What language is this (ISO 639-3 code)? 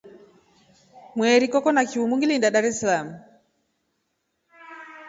rof